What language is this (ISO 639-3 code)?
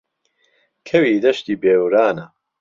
ckb